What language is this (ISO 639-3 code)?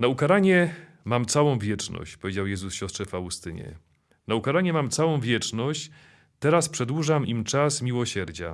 pol